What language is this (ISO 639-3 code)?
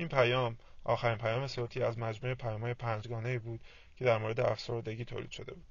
fas